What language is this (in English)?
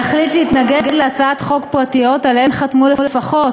Hebrew